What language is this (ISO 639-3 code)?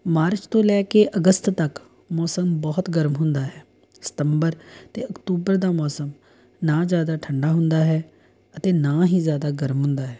pan